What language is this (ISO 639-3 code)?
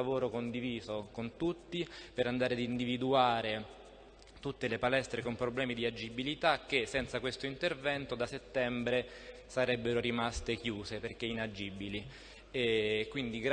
ita